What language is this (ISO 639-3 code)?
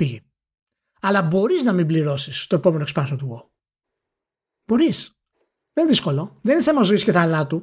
ell